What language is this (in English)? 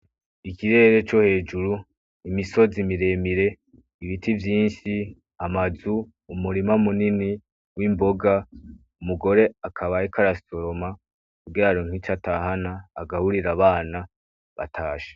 Rundi